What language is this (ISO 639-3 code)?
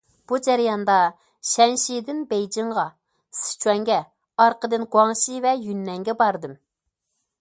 uig